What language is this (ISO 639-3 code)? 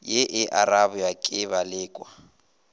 nso